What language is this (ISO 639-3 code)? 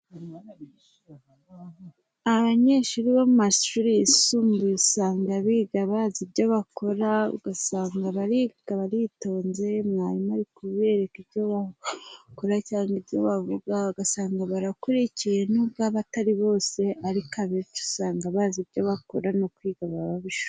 kin